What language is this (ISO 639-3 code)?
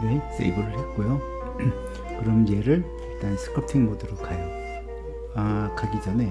kor